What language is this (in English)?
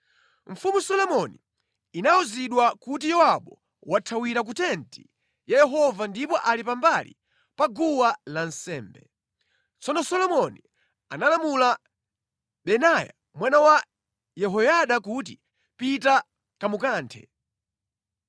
Nyanja